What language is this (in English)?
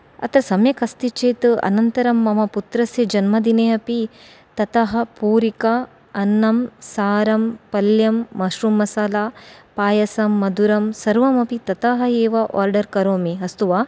Sanskrit